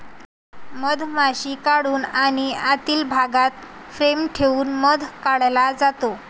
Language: Marathi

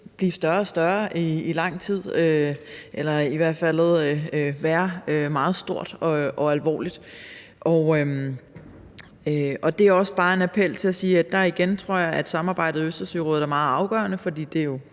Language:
Danish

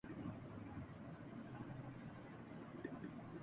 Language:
Urdu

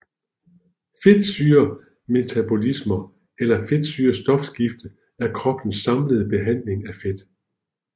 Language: Danish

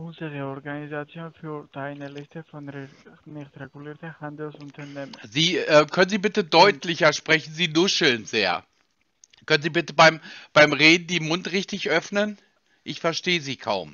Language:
German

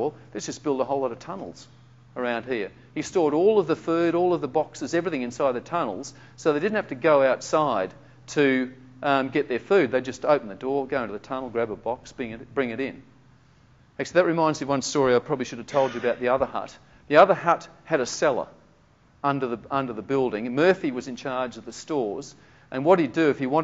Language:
English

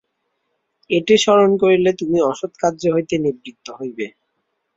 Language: Bangla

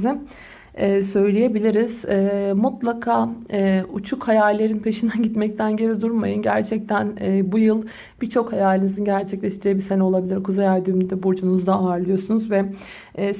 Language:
Turkish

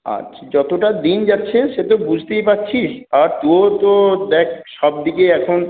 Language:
Bangla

